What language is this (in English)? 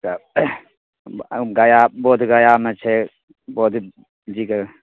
Maithili